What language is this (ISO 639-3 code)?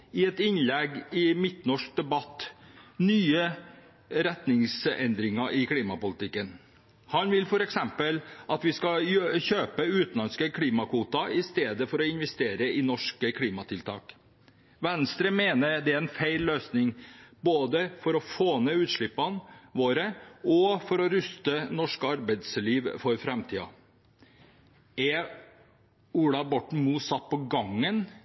nob